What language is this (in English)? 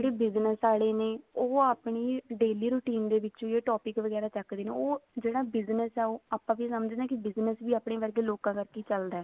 Punjabi